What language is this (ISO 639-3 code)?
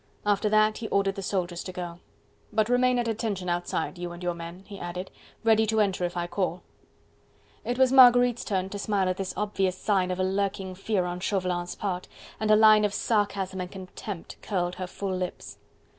eng